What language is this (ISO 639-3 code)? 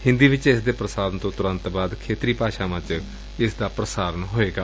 pan